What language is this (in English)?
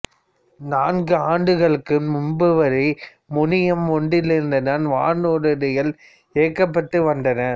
Tamil